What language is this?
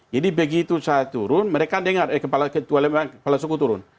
Indonesian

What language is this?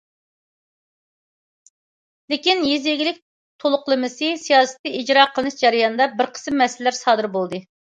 Uyghur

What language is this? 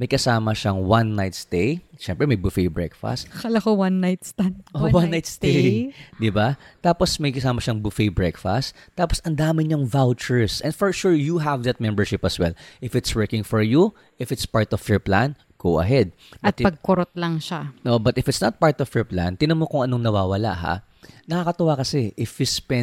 Filipino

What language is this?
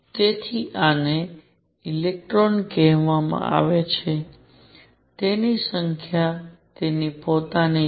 Gujarati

